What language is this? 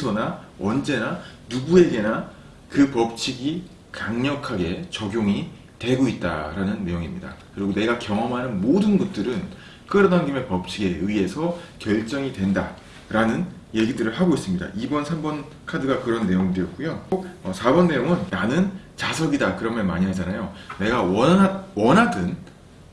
Korean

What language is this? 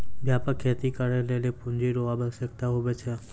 Maithili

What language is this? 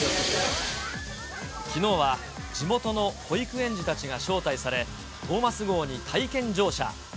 Japanese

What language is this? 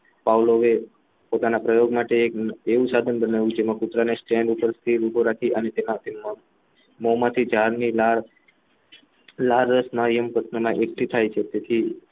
Gujarati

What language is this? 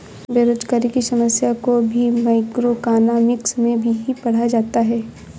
Hindi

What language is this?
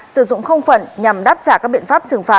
Vietnamese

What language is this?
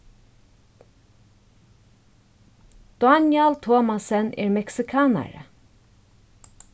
Faroese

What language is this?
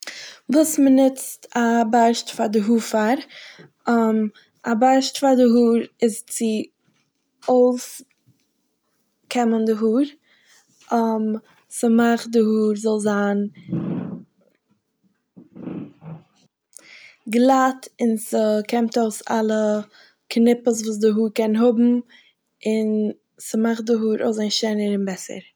Yiddish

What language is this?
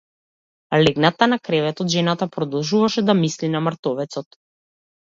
Macedonian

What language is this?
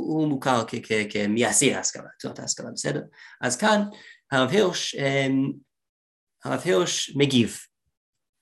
Hebrew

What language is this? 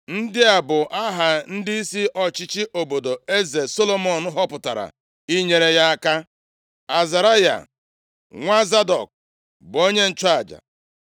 Igbo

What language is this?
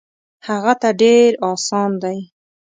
Pashto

